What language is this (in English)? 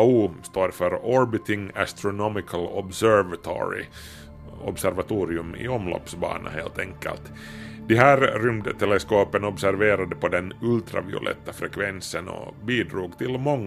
Swedish